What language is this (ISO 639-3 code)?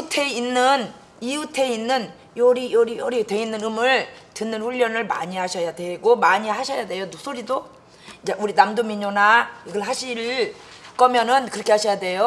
kor